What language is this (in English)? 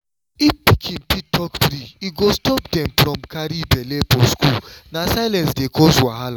Nigerian Pidgin